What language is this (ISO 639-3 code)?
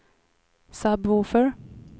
swe